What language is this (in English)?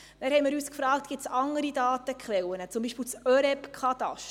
Swiss German